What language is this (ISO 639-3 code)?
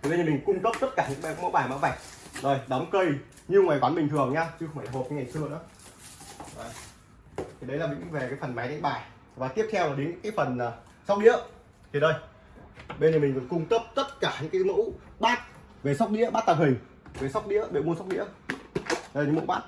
vie